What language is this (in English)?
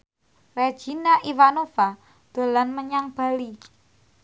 Javanese